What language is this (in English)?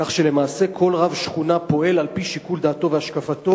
Hebrew